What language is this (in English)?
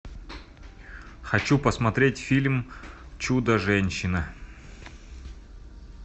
Russian